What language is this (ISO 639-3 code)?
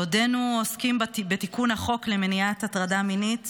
heb